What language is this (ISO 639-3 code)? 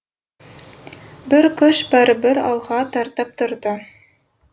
kaz